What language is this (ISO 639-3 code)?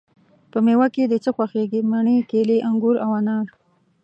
pus